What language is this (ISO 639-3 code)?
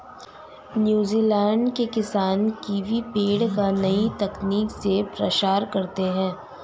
hin